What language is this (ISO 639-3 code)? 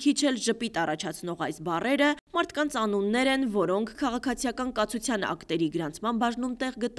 tur